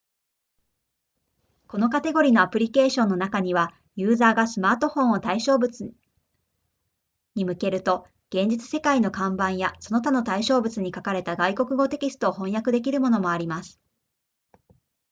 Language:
Japanese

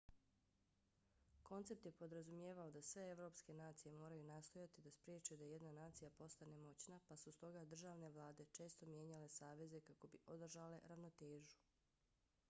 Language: Bosnian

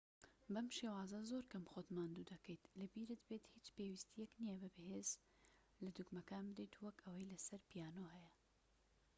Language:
Central Kurdish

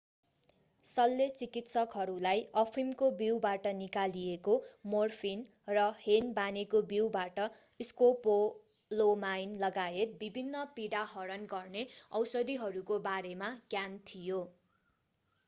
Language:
Nepali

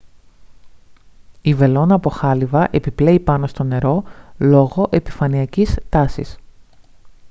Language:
Greek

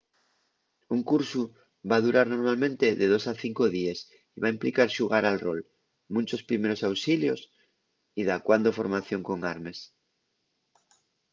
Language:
Asturian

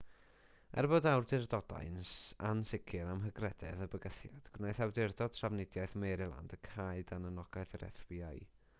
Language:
Welsh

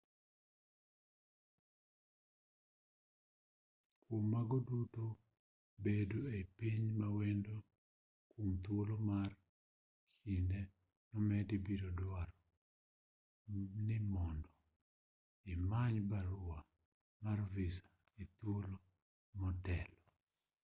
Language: Luo (Kenya and Tanzania)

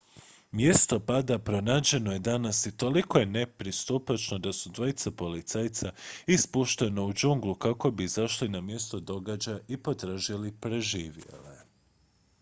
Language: Croatian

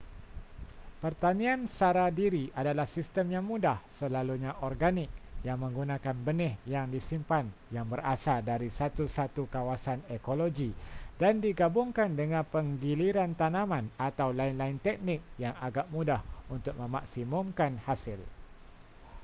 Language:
Malay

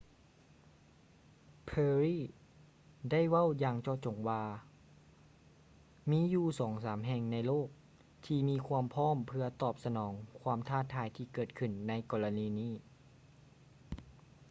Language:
Lao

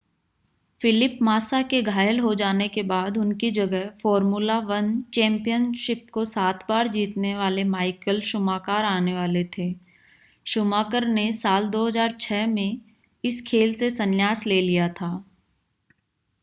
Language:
Hindi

